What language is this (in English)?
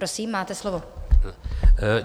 Czech